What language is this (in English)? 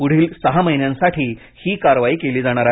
Marathi